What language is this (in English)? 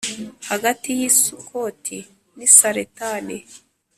Kinyarwanda